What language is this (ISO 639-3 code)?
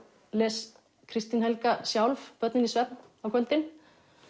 isl